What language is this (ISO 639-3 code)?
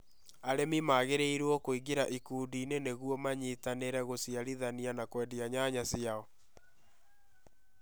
kik